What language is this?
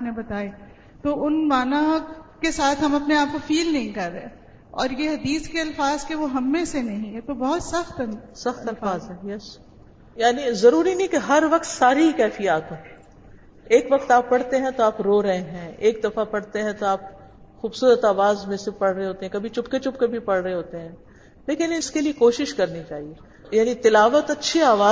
Urdu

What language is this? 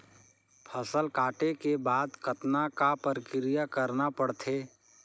Chhattisgarhi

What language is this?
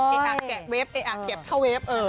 Thai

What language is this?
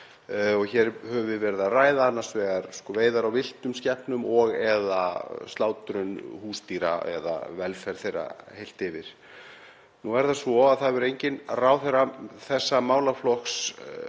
Icelandic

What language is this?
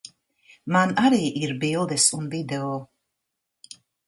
Latvian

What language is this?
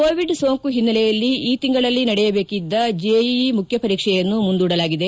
Kannada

